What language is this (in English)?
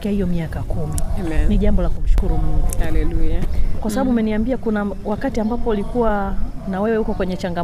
Swahili